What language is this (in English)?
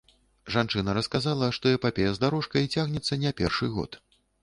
Belarusian